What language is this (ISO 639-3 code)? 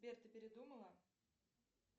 rus